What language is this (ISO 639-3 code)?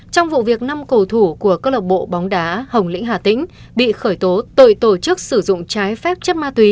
vie